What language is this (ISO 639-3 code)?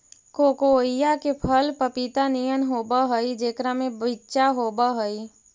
mag